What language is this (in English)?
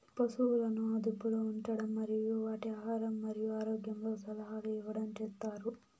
Telugu